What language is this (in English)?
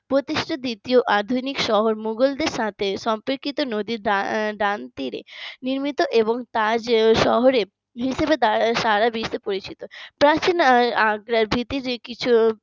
Bangla